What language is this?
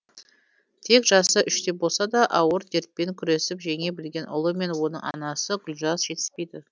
Kazakh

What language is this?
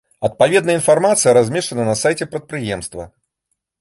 Belarusian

